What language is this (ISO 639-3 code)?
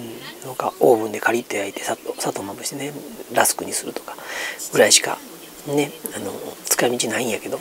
jpn